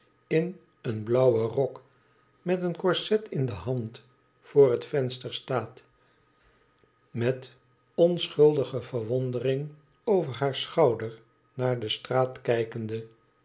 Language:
Dutch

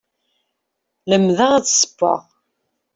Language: Kabyle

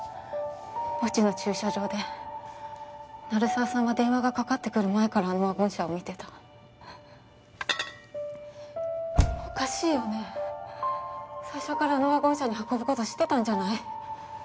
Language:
Japanese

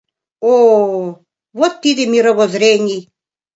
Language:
Mari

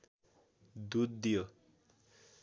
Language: Nepali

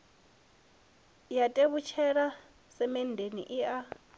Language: Venda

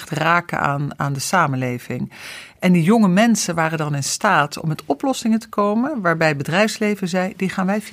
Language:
Dutch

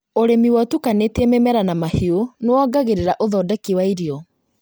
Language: Kikuyu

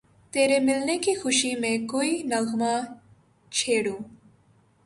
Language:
Urdu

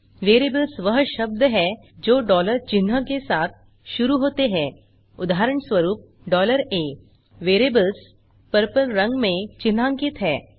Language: Hindi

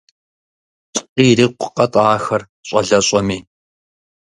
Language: Kabardian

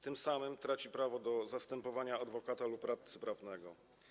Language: Polish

